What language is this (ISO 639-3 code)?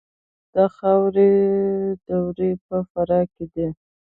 pus